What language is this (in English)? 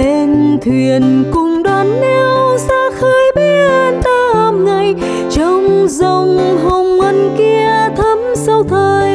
Vietnamese